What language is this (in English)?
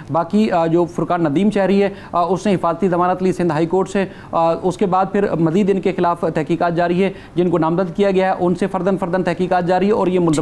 Hindi